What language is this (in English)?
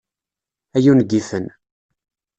Kabyle